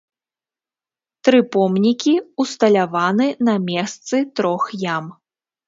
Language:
Belarusian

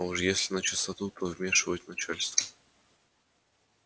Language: Russian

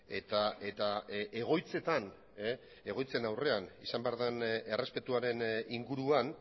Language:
Basque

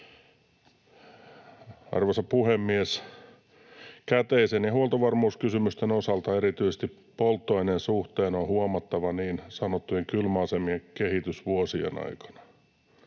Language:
Finnish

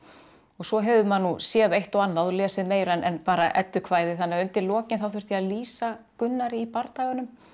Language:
Icelandic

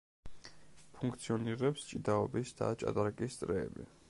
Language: Georgian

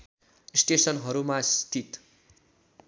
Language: Nepali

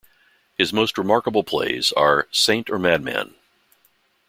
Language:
English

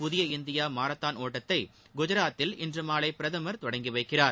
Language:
Tamil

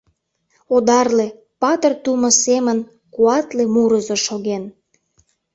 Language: Mari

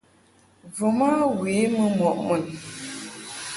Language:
Mungaka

